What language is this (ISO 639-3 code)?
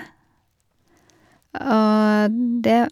nor